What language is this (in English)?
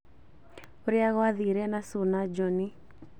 Kikuyu